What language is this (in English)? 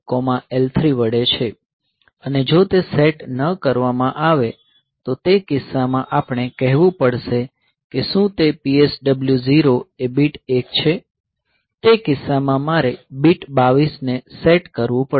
Gujarati